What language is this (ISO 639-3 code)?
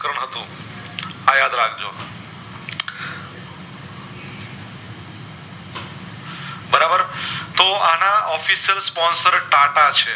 guj